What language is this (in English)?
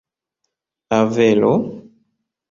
Esperanto